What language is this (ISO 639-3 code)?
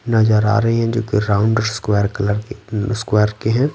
hin